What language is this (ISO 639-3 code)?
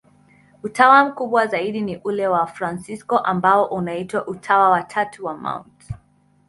swa